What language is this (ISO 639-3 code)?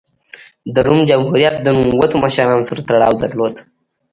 pus